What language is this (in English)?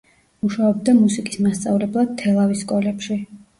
Georgian